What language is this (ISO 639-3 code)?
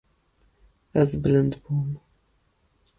kur